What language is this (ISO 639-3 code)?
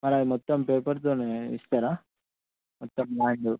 tel